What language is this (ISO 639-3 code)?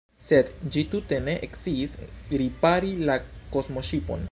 epo